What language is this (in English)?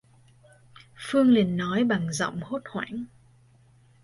Vietnamese